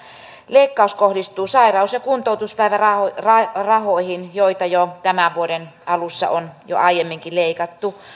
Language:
Finnish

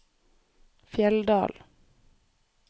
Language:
Norwegian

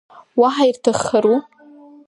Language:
Abkhazian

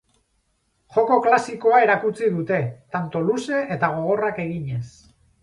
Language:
Basque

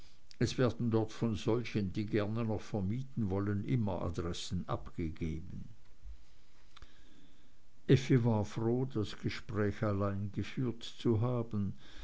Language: German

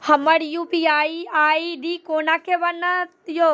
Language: Maithili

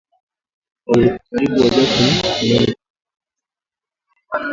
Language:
Swahili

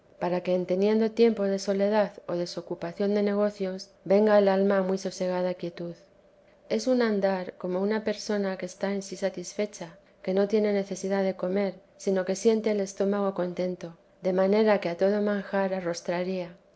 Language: Spanish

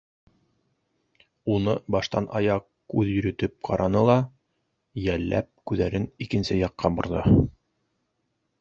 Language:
Bashkir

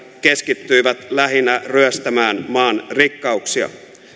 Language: Finnish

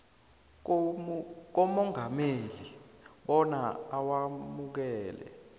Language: South Ndebele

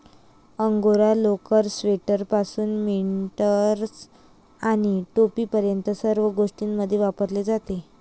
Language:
Marathi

